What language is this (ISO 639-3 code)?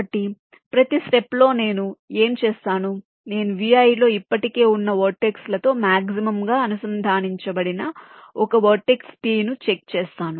tel